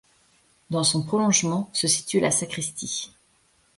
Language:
French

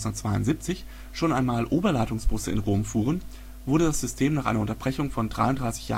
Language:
German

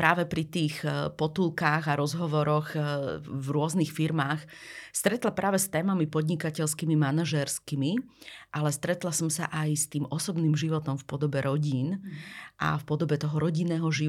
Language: Slovak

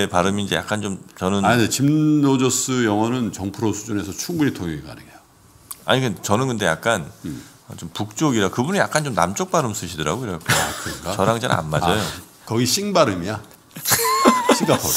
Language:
Korean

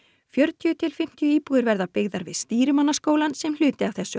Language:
Icelandic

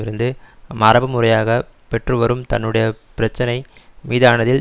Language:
Tamil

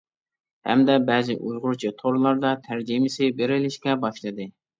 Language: Uyghur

